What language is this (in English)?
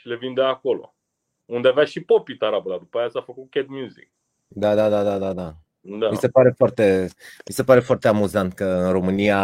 Romanian